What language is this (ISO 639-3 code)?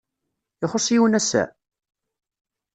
kab